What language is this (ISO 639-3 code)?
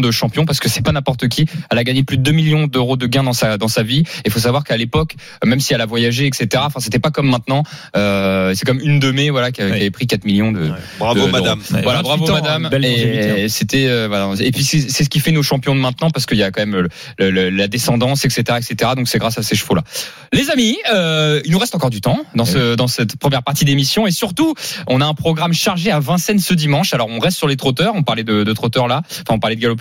fra